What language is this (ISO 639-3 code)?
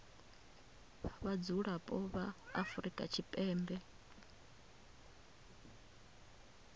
ven